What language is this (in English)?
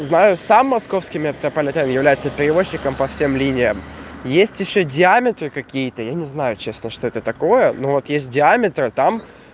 Russian